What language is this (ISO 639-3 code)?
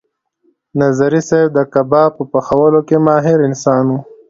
pus